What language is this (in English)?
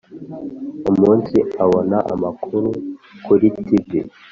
Kinyarwanda